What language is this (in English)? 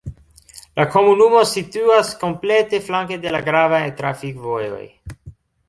Esperanto